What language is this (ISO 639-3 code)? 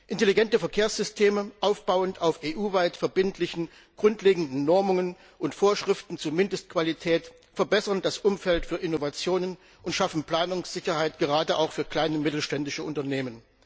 deu